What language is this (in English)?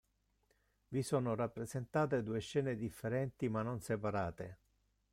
Italian